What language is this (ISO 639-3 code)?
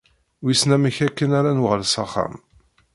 kab